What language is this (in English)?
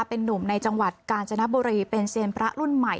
Thai